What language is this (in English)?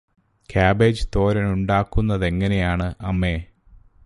Malayalam